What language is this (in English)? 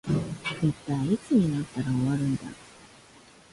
Japanese